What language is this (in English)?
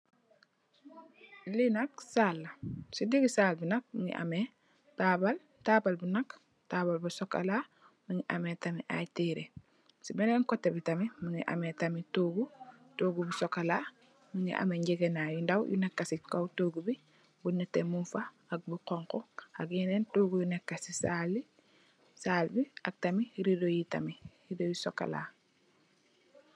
Wolof